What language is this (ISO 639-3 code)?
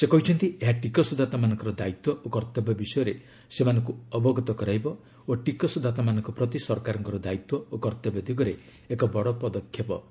ori